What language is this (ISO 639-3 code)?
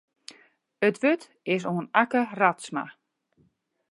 fry